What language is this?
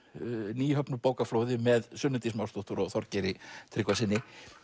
Icelandic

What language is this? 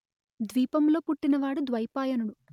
Telugu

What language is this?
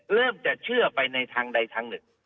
Thai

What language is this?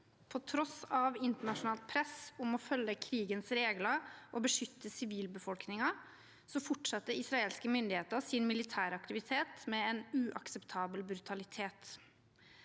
Norwegian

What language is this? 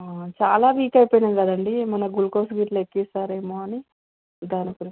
Telugu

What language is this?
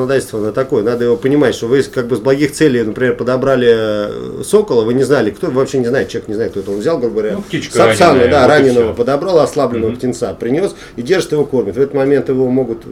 Russian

